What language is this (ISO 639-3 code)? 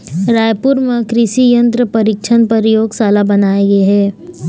hne